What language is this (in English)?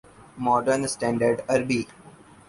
Urdu